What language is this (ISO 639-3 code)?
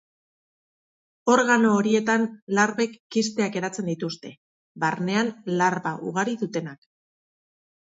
eus